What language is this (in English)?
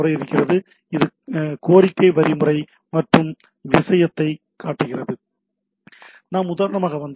Tamil